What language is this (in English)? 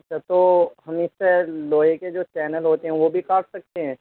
Urdu